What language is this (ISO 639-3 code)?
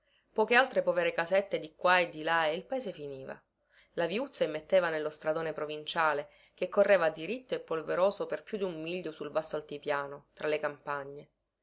ita